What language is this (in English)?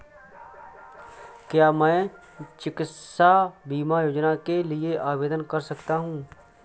Hindi